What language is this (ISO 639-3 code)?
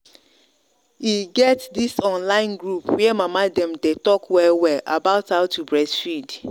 pcm